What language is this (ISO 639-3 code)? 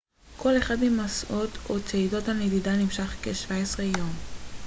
heb